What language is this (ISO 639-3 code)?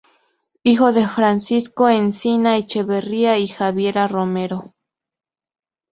spa